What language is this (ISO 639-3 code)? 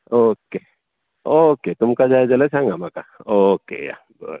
kok